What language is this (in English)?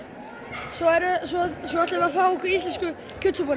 Icelandic